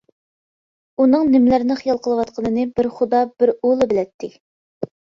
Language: Uyghur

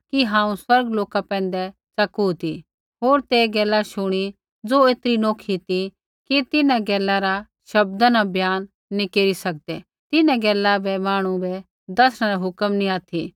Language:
Kullu Pahari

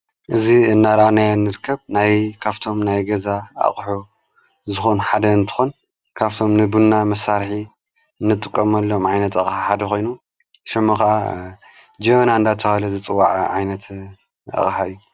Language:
Tigrinya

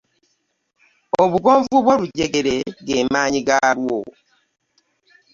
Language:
Ganda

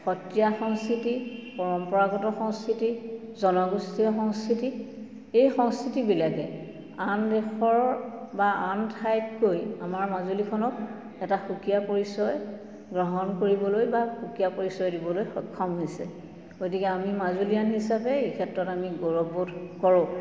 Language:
Assamese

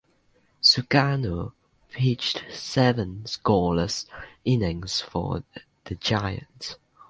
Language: English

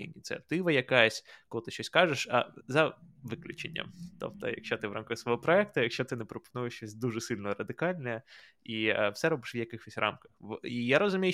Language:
Ukrainian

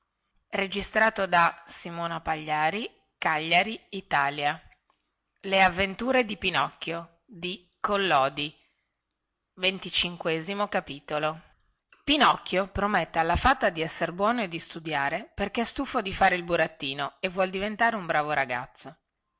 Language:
Italian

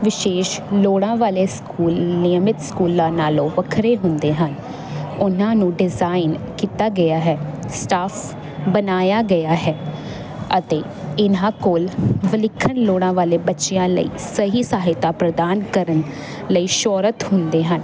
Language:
Punjabi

